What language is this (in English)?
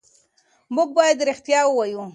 Pashto